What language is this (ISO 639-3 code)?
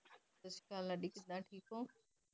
pan